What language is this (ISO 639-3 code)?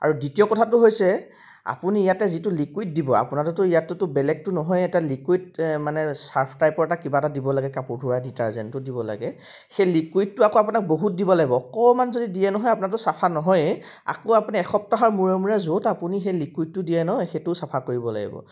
asm